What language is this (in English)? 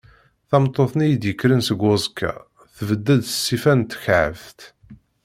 Kabyle